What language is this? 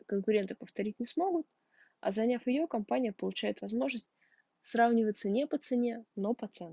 Russian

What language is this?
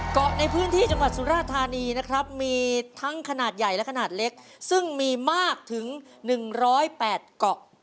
Thai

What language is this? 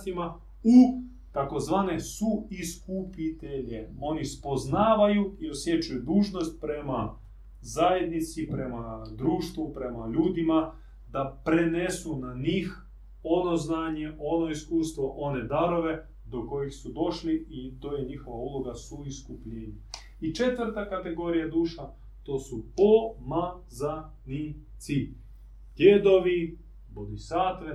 Croatian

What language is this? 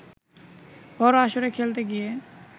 Bangla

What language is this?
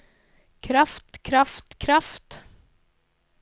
Norwegian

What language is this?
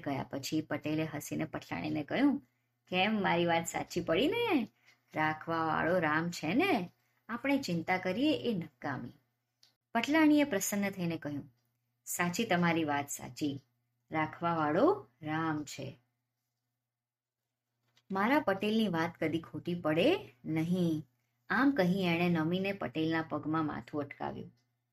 Gujarati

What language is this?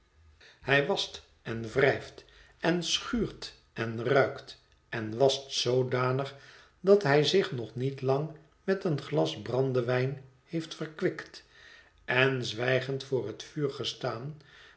Dutch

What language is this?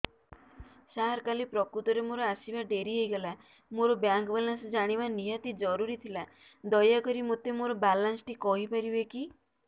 Odia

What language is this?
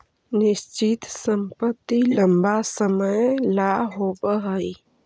Magahi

